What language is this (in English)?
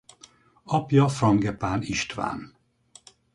Hungarian